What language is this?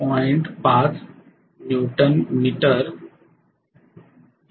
Marathi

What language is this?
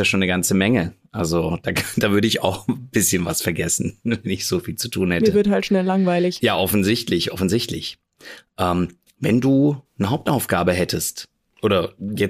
German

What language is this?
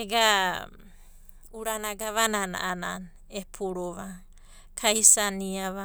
Abadi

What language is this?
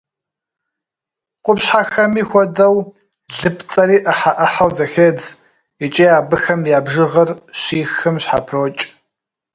Kabardian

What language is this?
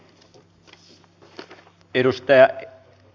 Finnish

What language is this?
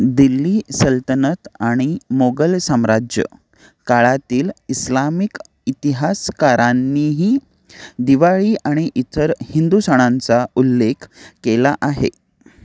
Marathi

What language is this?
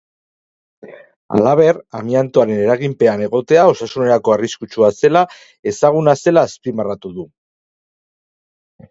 Basque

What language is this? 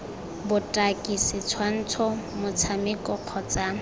Tswana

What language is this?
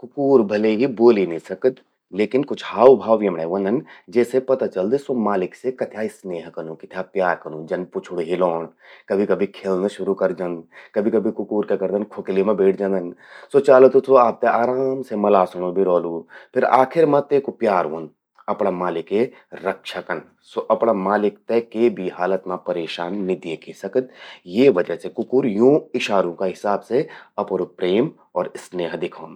Garhwali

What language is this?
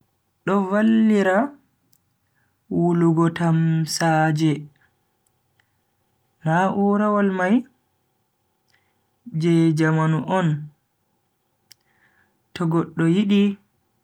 Bagirmi Fulfulde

